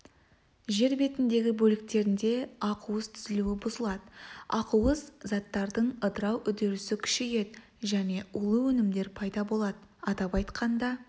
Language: Kazakh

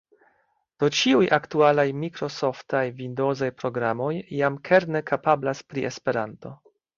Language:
Esperanto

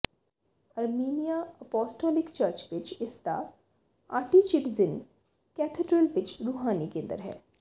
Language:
Punjabi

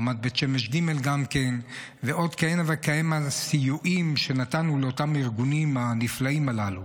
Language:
Hebrew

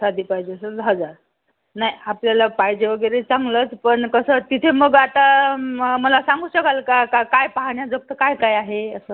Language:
Marathi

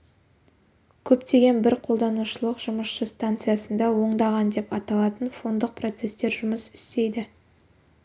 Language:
Kazakh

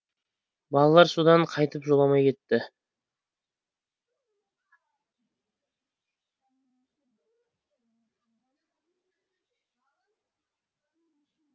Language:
Kazakh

